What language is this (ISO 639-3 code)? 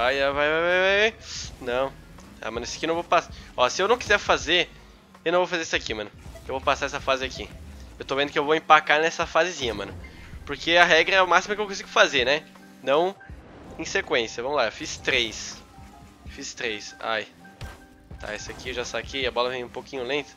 por